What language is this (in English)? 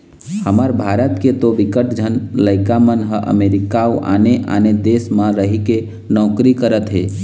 Chhattisgarhi